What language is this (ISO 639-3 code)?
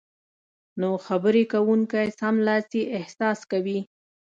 pus